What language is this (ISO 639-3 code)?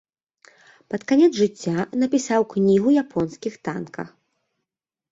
bel